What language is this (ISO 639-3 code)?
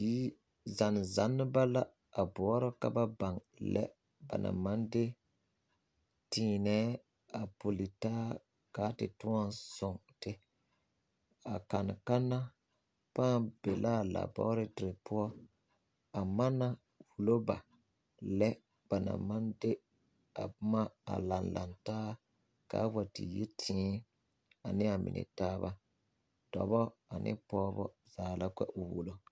dga